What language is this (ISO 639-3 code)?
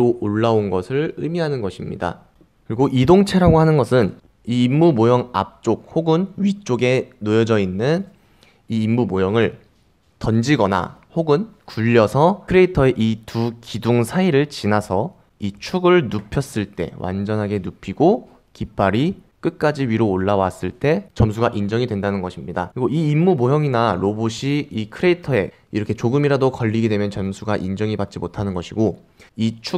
kor